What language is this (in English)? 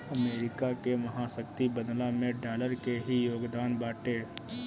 Bhojpuri